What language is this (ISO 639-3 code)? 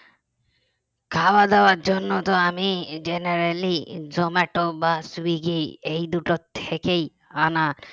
ben